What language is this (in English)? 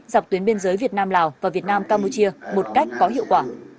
Vietnamese